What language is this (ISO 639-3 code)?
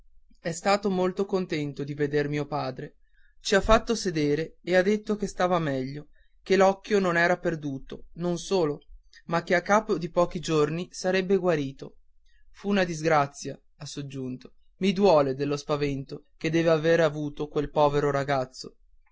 ita